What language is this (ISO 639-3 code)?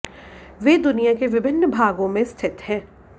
hin